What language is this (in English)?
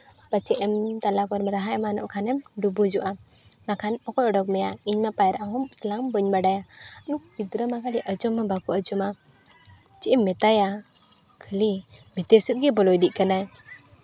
Santali